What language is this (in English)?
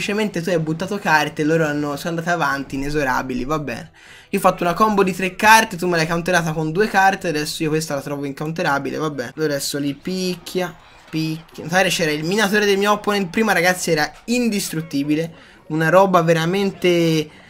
Italian